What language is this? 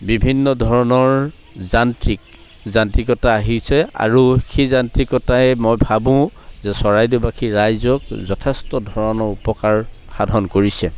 Assamese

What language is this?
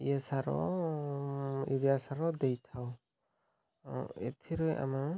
Odia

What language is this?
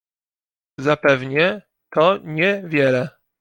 Polish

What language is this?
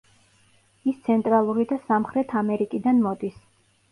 Georgian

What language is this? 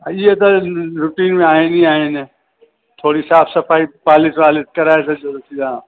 Sindhi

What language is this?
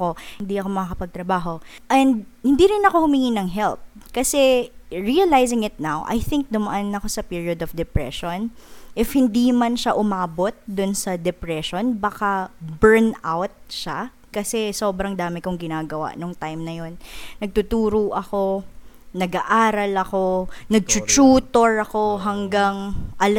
Filipino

